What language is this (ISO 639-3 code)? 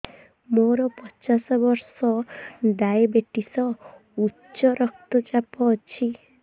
ori